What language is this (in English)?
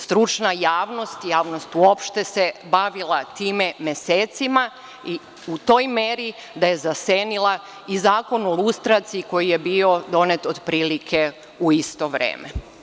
Serbian